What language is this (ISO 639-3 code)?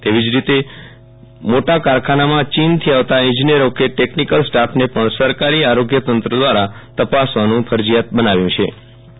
guj